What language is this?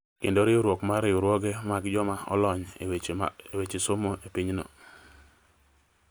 Luo (Kenya and Tanzania)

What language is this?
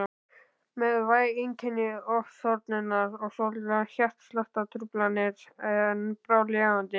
Icelandic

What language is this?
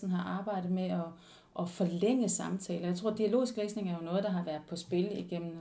Danish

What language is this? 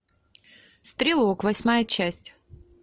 Russian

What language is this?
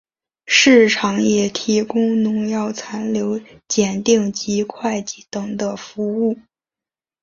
Chinese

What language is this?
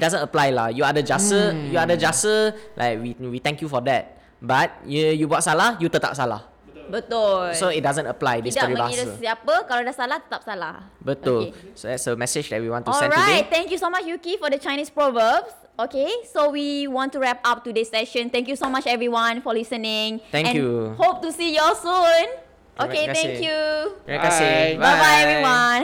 Malay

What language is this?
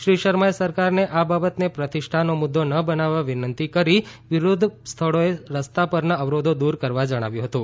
Gujarati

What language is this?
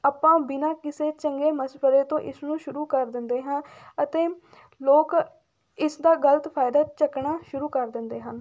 Punjabi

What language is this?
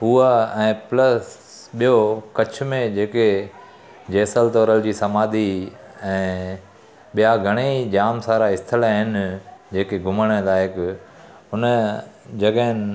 Sindhi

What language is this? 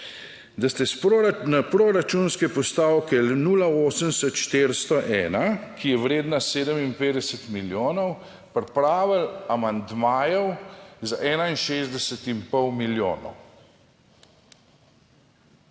Slovenian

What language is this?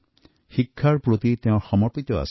Assamese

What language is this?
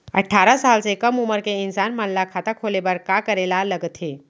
Chhattisgarhi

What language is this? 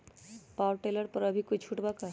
Magahi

